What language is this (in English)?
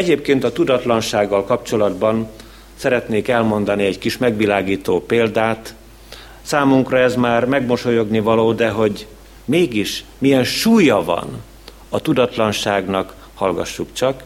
Hungarian